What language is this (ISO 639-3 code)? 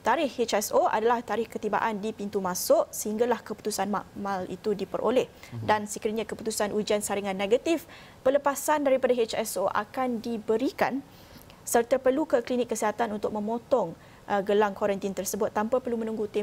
msa